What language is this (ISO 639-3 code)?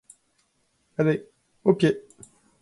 fra